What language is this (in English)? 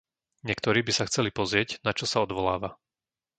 Slovak